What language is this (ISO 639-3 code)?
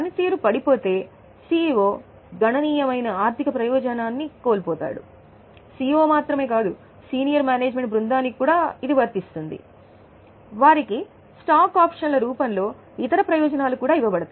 tel